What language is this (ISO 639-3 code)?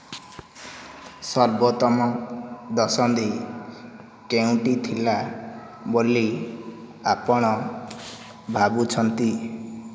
ori